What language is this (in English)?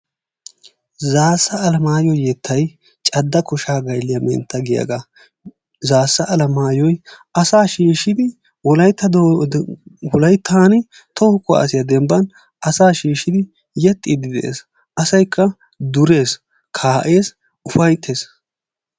Wolaytta